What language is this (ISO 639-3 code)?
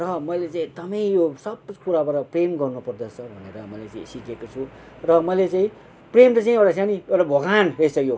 nep